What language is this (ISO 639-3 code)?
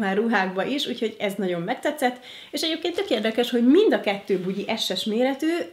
hun